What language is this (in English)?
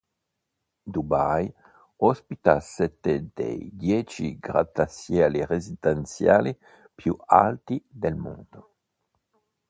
Italian